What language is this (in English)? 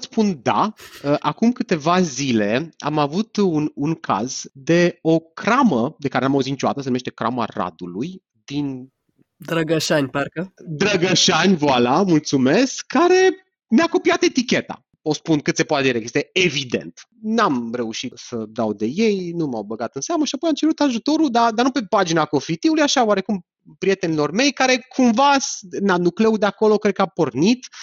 Romanian